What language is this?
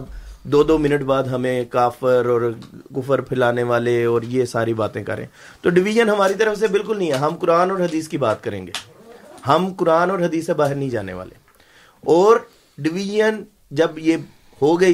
Urdu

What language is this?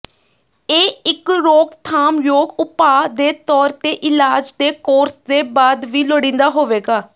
Punjabi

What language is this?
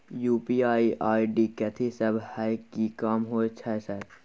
Maithili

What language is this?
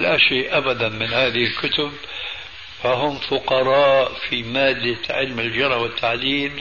Arabic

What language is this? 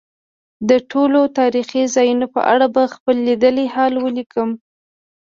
Pashto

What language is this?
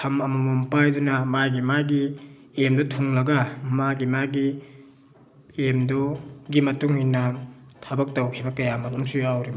Manipuri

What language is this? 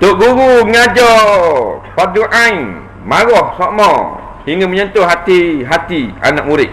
Malay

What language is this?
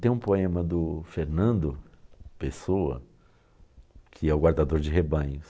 Portuguese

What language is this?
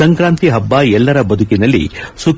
Kannada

